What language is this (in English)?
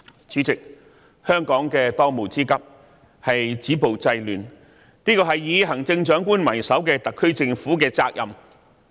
Cantonese